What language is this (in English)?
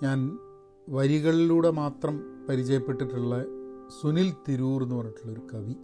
Malayalam